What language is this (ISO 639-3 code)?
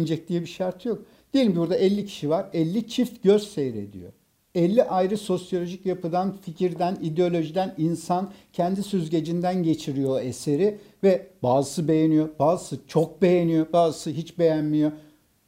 tur